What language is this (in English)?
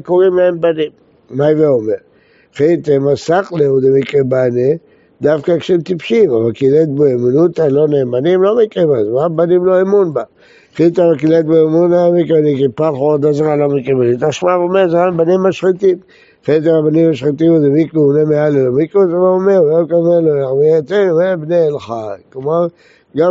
Hebrew